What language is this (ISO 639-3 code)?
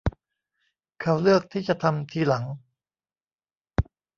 tha